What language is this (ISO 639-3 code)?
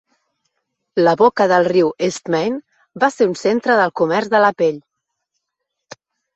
cat